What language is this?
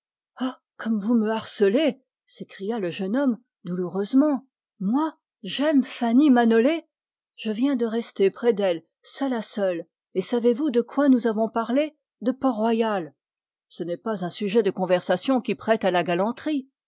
French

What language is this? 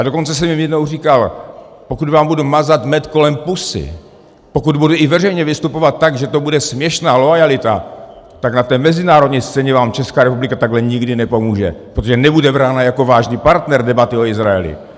Czech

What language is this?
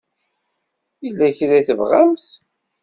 Kabyle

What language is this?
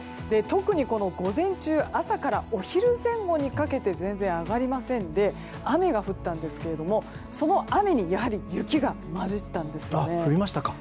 Japanese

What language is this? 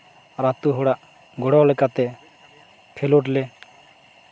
Santali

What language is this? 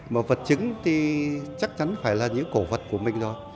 Vietnamese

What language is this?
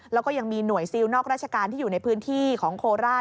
Thai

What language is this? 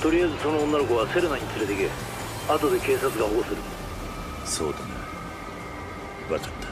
Japanese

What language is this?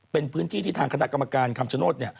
Thai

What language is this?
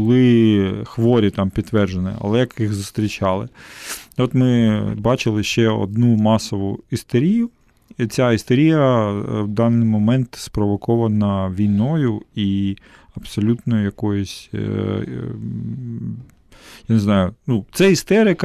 Ukrainian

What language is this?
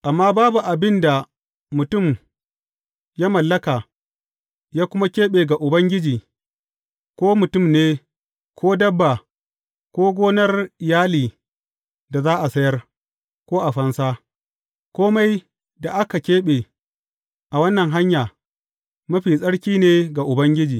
Hausa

